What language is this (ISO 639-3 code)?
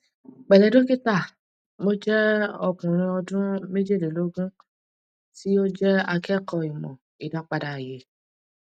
yor